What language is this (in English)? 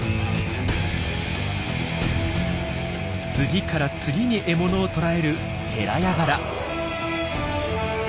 Japanese